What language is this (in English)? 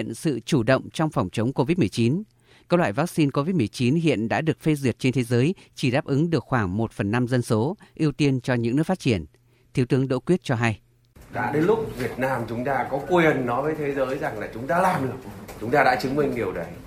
Vietnamese